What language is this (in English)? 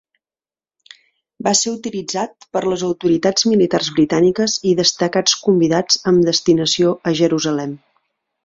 Catalan